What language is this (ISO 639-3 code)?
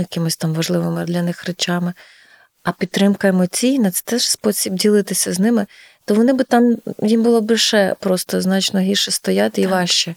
ukr